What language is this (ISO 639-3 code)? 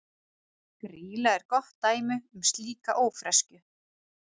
isl